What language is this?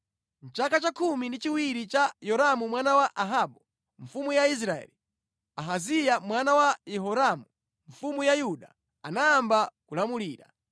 Nyanja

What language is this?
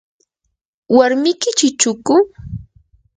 Yanahuanca Pasco Quechua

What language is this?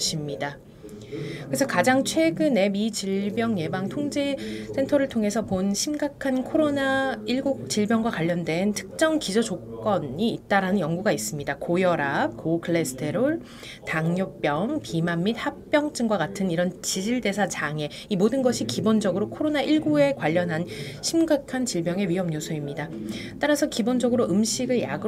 Korean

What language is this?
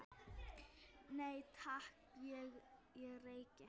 Icelandic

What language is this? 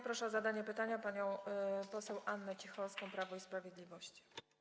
Polish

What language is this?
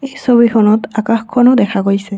Assamese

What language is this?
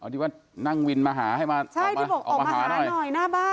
Thai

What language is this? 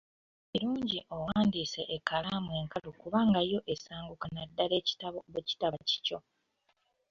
Ganda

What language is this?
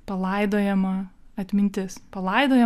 Lithuanian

